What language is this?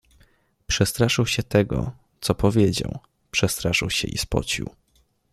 Polish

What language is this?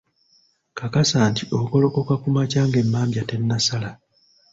Ganda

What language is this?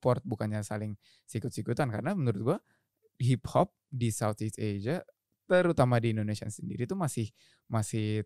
Indonesian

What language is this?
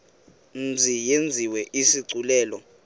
Xhosa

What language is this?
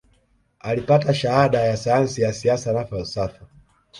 Swahili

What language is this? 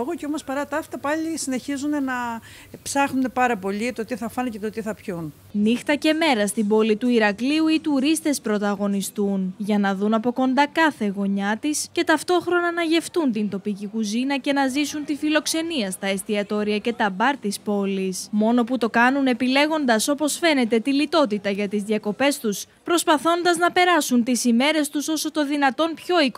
Greek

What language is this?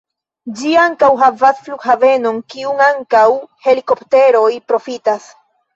Esperanto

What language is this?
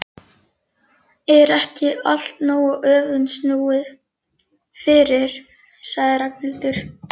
Icelandic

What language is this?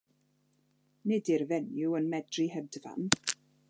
Welsh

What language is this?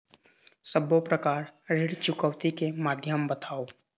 Chhattisgarhi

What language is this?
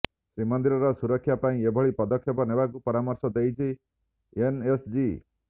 Odia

